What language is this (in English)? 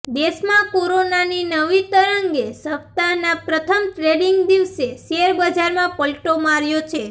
Gujarati